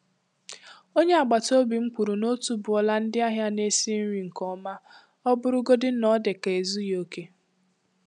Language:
Igbo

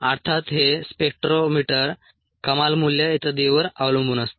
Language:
Marathi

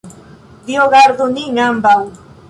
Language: Esperanto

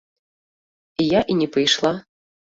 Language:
Belarusian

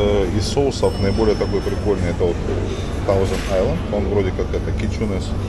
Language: Russian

